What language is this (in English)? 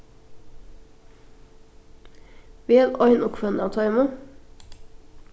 Faroese